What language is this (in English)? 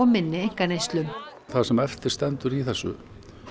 Icelandic